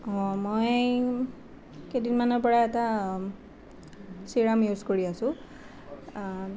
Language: Assamese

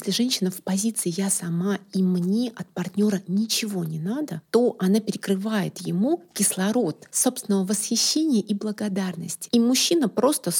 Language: Russian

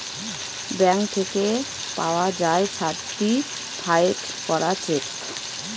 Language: Bangla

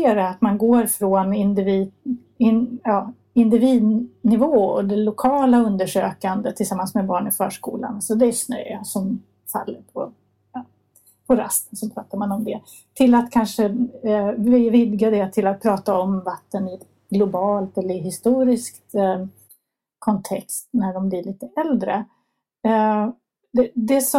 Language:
Swedish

